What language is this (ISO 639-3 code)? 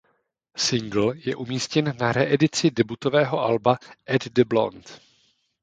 ces